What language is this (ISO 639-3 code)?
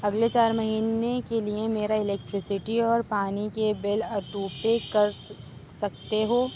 urd